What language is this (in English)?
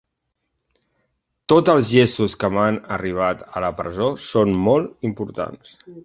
Catalan